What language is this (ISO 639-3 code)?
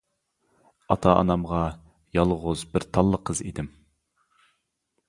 uig